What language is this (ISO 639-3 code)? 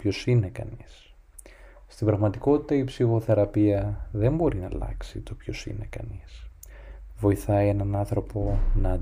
ell